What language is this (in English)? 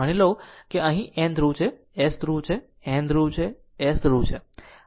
Gujarati